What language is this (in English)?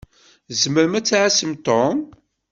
Kabyle